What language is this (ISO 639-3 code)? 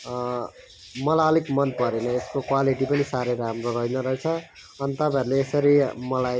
nep